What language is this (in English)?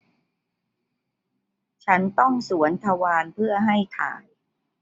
Thai